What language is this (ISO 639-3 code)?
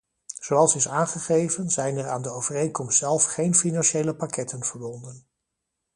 nld